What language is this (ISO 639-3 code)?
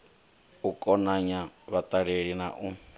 ven